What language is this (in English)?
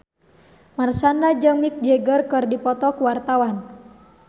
Sundanese